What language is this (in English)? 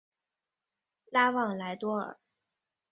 Chinese